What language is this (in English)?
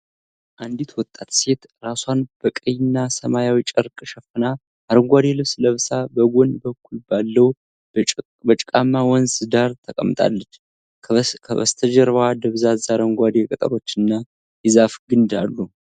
Amharic